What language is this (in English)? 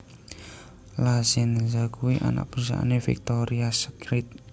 Javanese